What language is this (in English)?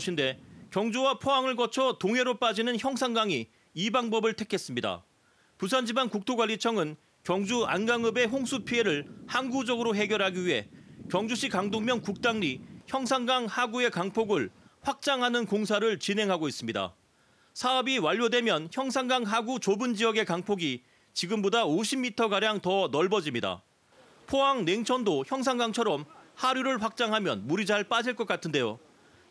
Korean